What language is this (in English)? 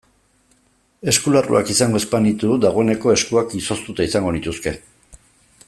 Basque